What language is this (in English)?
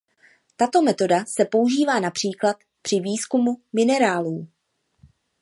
Czech